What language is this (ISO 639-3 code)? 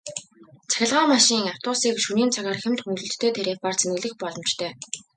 mon